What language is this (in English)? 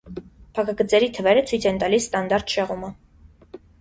Armenian